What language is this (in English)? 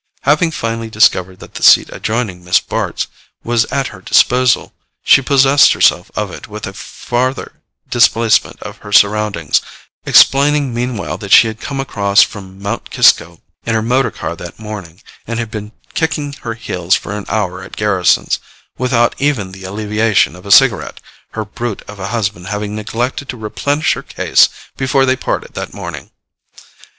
English